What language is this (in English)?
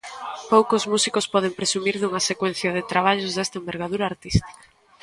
Galician